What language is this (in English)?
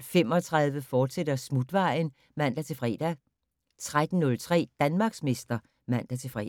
Danish